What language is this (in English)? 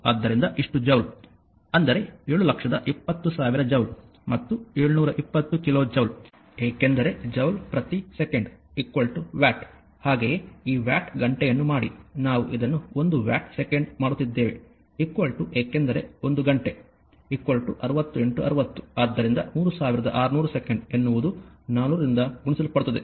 Kannada